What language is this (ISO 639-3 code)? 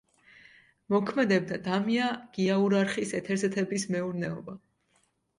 kat